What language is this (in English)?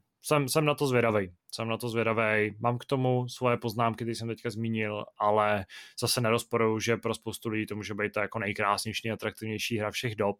Czech